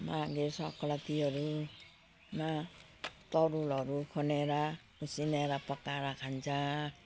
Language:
Nepali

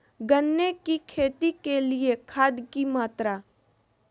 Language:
Magahi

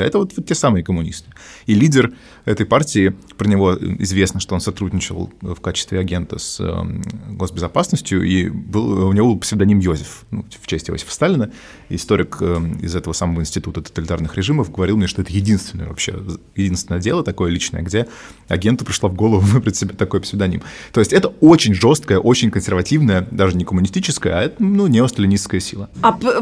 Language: Russian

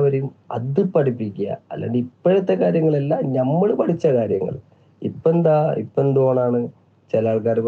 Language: Malayalam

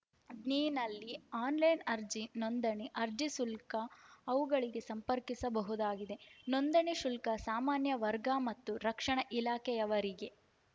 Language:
Kannada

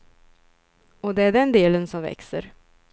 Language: Swedish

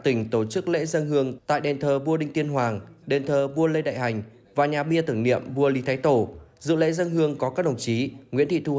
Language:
Vietnamese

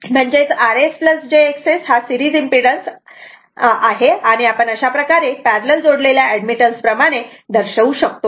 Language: Marathi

